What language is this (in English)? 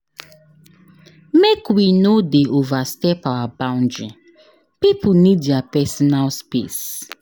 Nigerian Pidgin